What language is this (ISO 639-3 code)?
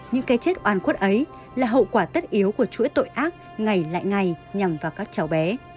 vie